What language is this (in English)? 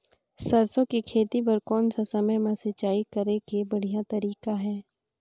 Chhattisgarhi